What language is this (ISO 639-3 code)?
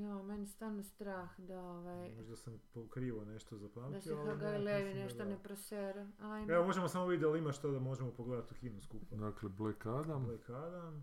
hrv